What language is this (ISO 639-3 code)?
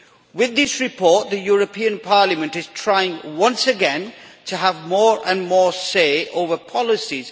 eng